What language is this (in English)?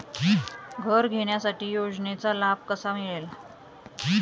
Marathi